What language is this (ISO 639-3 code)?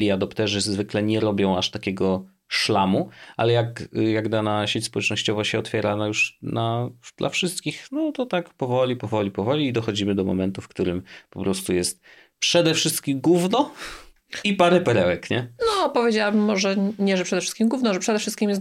pol